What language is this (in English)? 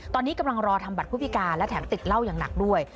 Thai